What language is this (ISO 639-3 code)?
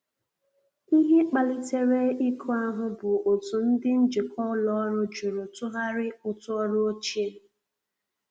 ibo